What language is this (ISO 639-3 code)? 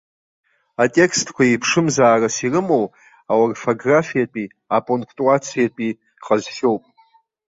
abk